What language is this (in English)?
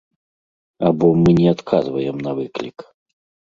Belarusian